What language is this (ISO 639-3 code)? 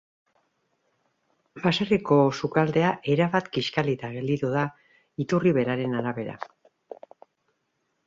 eus